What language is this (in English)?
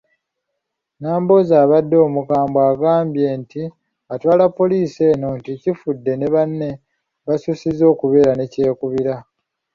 Ganda